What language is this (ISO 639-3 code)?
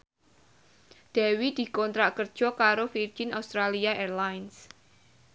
jav